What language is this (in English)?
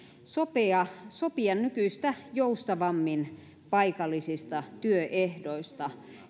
Finnish